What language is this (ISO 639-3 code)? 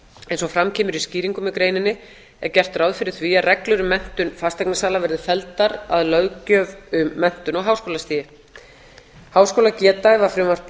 isl